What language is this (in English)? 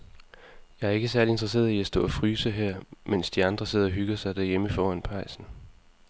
Danish